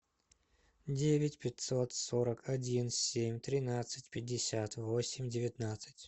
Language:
Russian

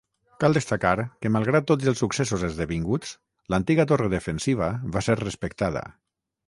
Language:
Catalan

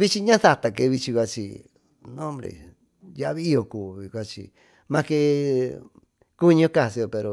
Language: Tututepec Mixtec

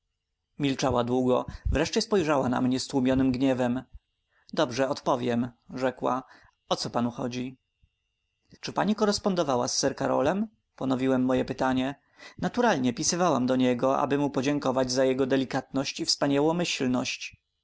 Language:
Polish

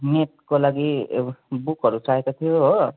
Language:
Nepali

